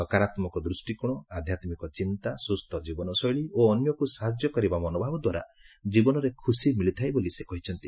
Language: Odia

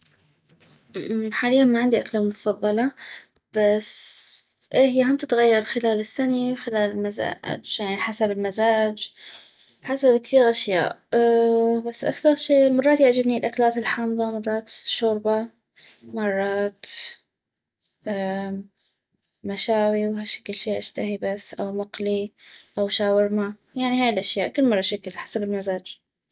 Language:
North Mesopotamian Arabic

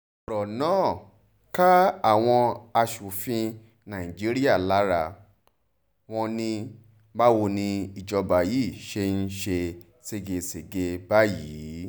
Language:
Yoruba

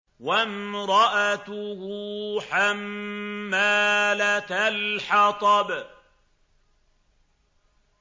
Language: Arabic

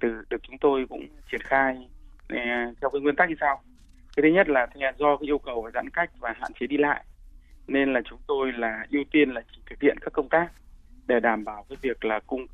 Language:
Vietnamese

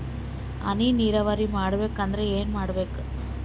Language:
Kannada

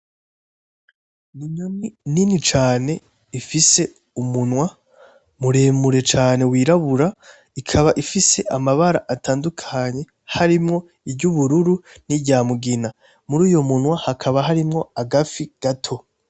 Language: Rundi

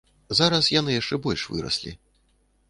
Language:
Belarusian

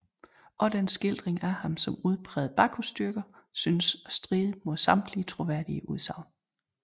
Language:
Danish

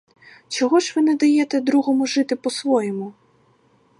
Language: Ukrainian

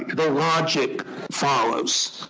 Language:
English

